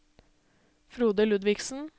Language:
Norwegian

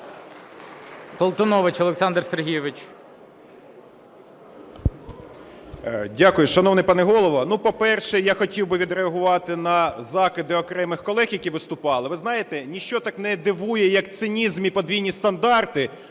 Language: Ukrainian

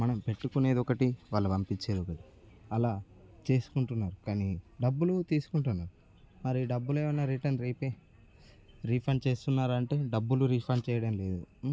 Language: Telugu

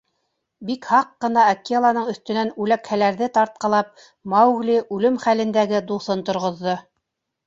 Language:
Bashkir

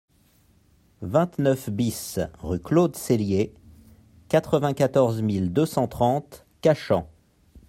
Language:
French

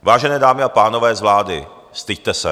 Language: Czech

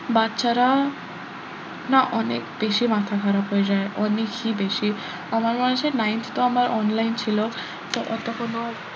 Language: Bangla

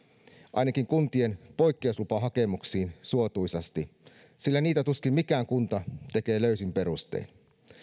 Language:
Finnish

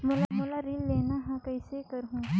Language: Chhattisgarhi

